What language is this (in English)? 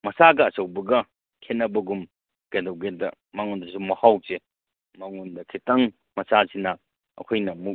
Manipuri